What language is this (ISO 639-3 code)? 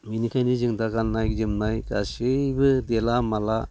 brx